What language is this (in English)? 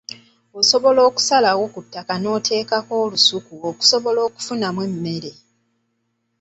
Ganda